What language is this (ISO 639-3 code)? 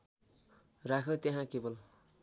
nep